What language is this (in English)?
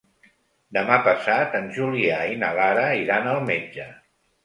Catalan